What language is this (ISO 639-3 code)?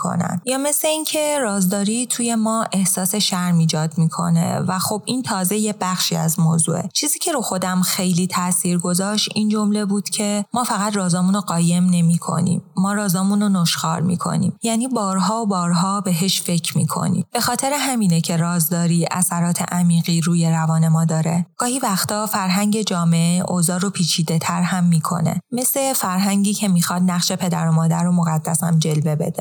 fas